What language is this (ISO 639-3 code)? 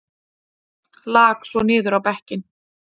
isl